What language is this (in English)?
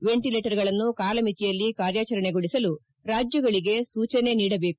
Kannada